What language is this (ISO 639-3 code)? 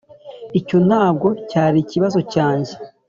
kin